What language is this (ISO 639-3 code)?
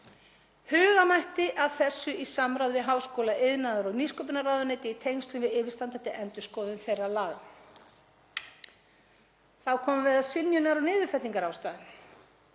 isl